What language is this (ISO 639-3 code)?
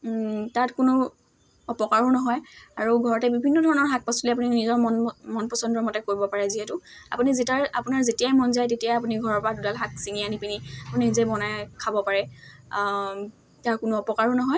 asm